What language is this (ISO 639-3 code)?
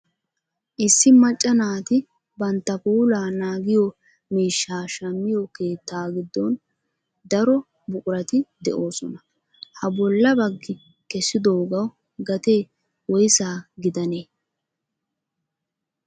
wal